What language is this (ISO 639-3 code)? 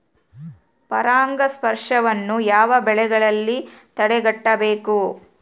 kan